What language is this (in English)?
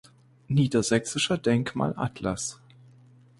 German